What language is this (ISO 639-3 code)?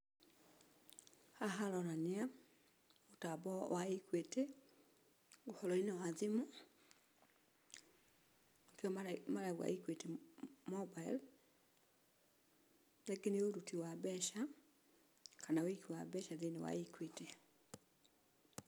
kik